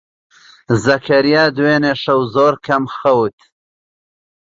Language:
Central Kurdish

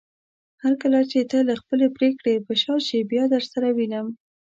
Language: Pashto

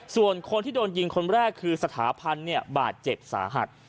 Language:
Thai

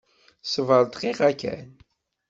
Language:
Kabyle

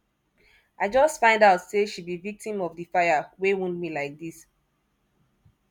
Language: Nigerian Pidgin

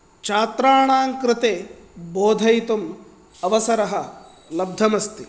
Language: Sanskrit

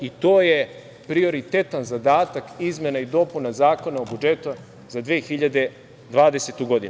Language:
Serbian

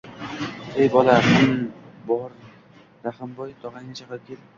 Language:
Uzbek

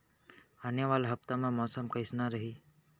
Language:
Chhattisgarhi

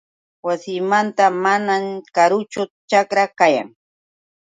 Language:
Yauyos Quechua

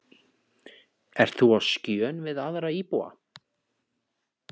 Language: Icelandic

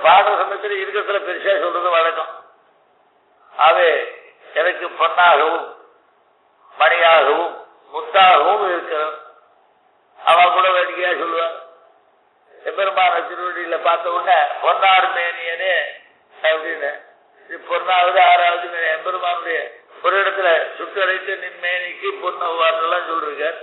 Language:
Tamil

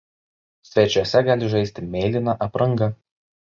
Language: Lithuanian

